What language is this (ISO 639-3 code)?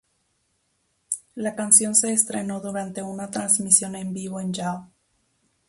spa